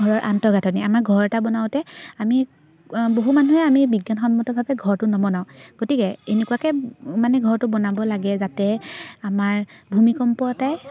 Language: Assamese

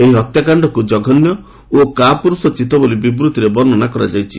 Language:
Odia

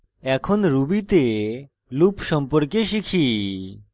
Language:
Bangla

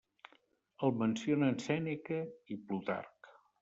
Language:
Catalan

